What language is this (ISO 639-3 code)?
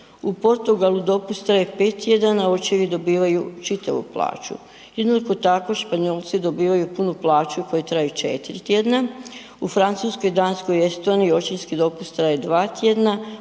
hrv